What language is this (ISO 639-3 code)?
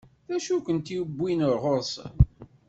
kab